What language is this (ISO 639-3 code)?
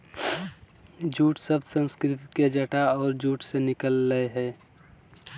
mag